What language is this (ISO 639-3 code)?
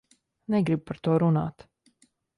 lav